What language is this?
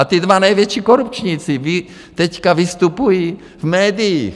Czech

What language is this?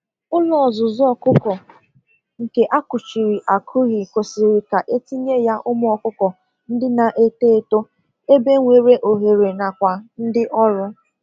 Igbo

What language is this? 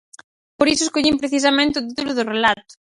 Galician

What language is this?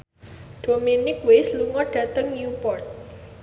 Javanese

